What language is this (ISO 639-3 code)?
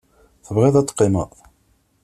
kab